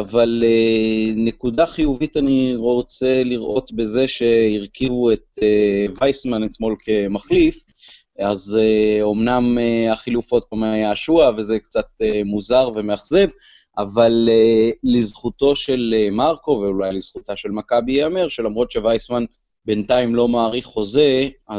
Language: Hebrew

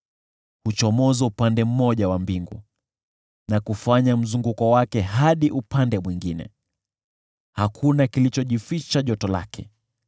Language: Swahili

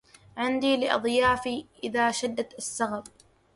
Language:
Arabic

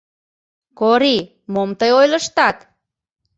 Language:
Mari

